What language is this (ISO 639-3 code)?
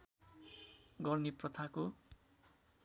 nep